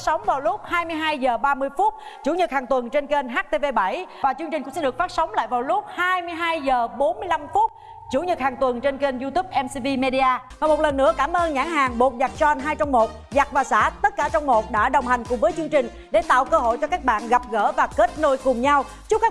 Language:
Vietnamese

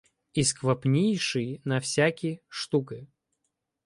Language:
Ukrainian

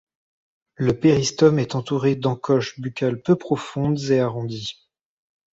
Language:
French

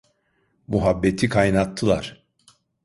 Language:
Turkish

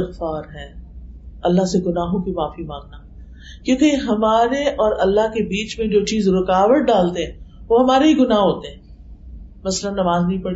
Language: Urdu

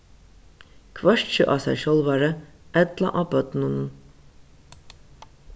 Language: Faroese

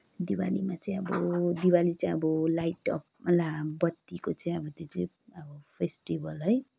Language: Nepali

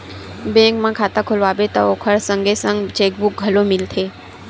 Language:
Chhattisgarhi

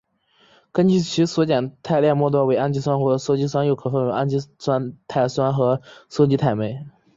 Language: Chinese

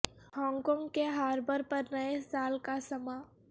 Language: Urdu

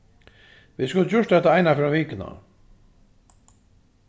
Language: Faroese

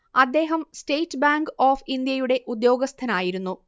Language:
Malayalam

